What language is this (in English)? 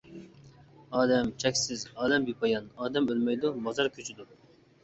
Uyghur